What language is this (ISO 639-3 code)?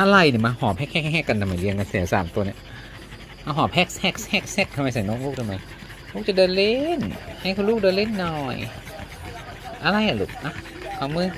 tha